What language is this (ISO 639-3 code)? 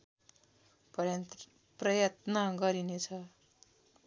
nep